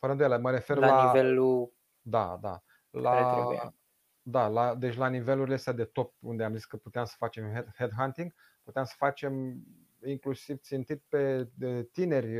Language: Romanian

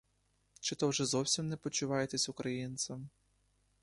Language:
Ukrainian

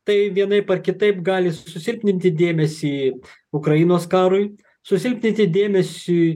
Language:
Lithuanian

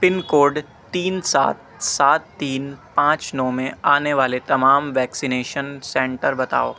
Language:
Urdu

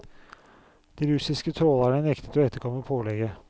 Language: Norwegian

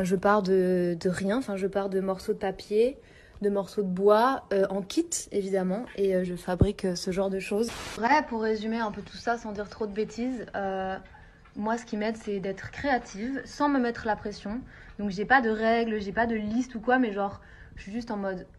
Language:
French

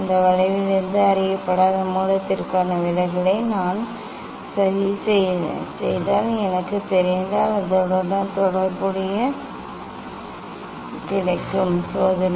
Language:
Tamil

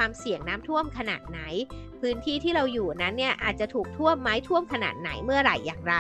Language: Thai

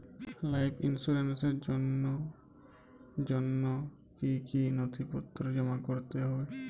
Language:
Bangla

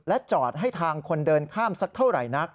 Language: Thai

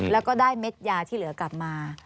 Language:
Thai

